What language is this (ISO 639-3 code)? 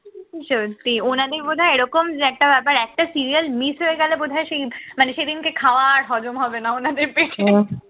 ben